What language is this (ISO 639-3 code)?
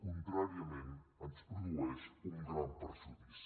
cat